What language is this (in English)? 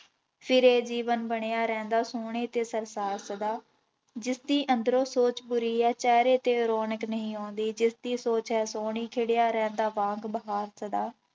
Punjabi